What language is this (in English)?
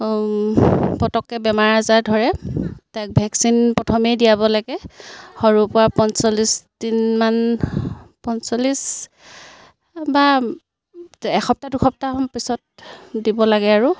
Assamese